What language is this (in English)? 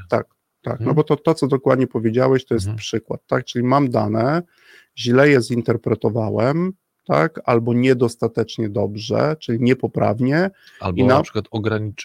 Polish